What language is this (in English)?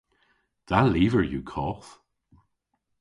Cornish